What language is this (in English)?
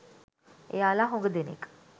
Sinhala